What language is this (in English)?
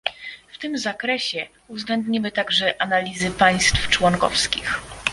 Polish